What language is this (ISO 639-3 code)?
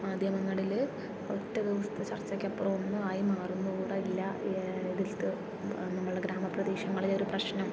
mal